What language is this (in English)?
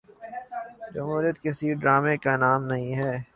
Urdu